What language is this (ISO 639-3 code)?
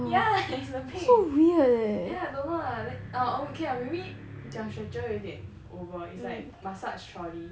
eng